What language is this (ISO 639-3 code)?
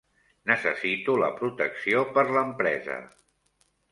cat